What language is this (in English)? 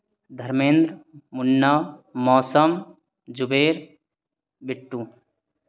Maithili